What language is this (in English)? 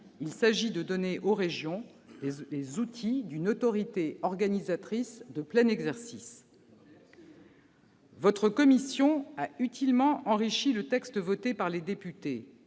French